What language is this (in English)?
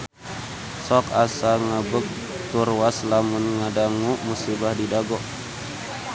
Sundanese